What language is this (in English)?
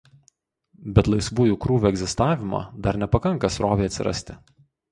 Lithuanian